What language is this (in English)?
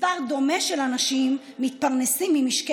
Hebrew